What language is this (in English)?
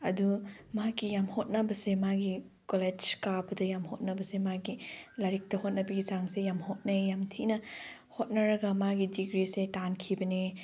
Manipuri